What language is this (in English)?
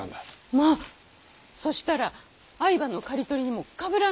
Japanese